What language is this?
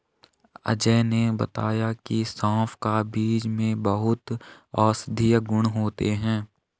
Hindi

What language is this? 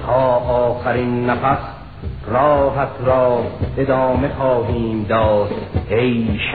Persian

